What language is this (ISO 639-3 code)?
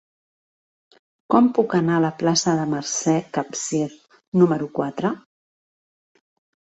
cat